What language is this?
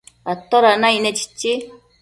Matsés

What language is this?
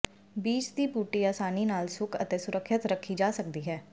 Punjabi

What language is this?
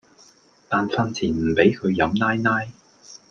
Cantonese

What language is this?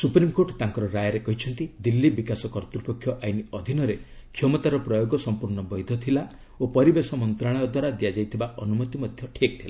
Odia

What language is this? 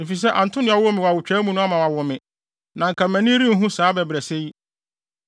Akan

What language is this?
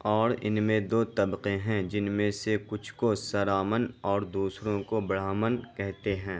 Urdu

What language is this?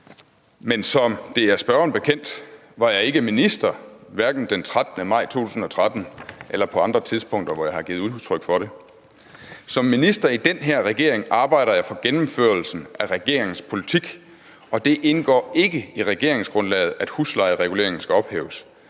Danish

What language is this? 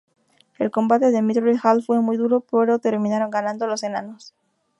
Spanish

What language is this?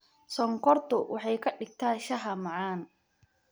Somali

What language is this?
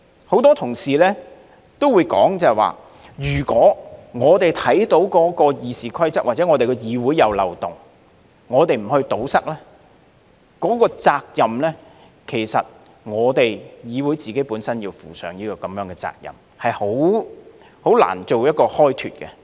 Cantonese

